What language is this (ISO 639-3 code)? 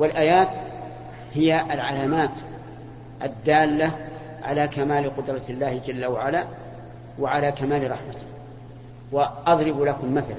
ara